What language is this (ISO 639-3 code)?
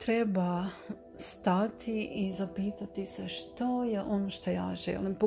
hrv